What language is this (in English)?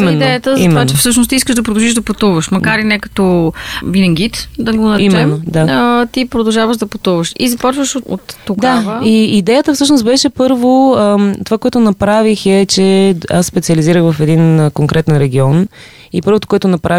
Bulgarian